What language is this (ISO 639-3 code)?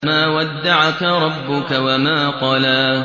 ara